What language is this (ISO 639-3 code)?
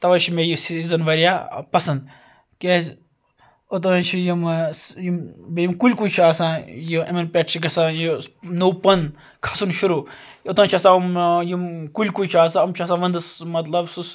kas